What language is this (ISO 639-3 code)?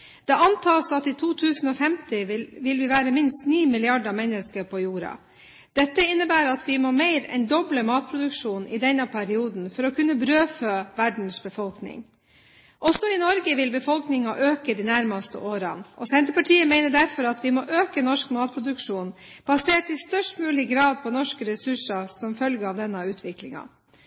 nob